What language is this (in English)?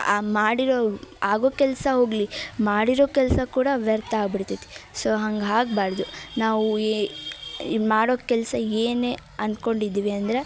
Kannada